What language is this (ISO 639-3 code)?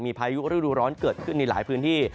tha